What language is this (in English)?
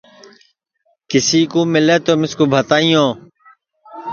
Sansi